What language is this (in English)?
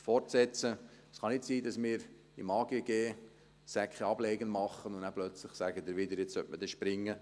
Swiss German